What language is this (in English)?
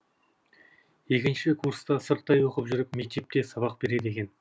Kazakh